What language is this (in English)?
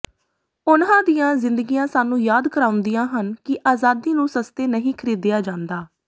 Punjabi